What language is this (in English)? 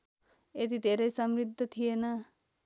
Nepali